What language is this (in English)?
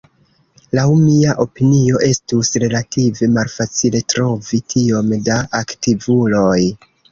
Esperanto